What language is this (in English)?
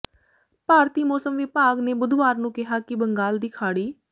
Punjabi